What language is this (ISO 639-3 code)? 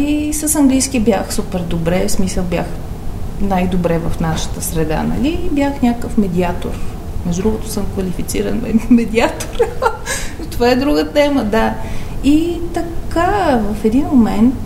bul